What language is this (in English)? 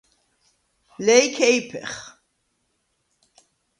Svan